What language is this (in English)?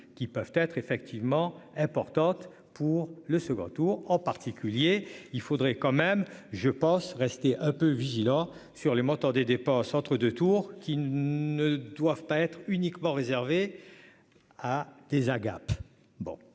French